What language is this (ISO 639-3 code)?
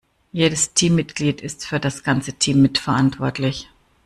deu